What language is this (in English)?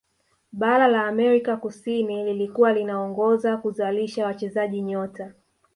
Swahili